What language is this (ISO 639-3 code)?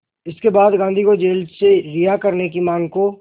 hin